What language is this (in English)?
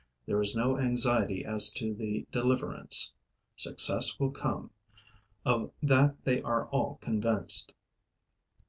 English